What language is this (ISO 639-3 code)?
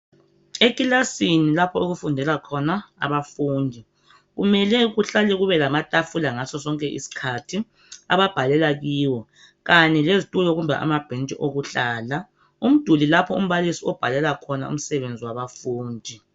nde